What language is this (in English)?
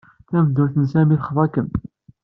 Kabyle